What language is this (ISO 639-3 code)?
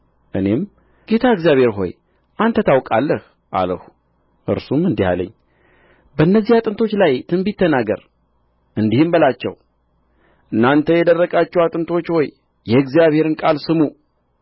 amh